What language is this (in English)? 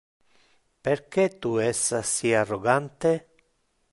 Interlingua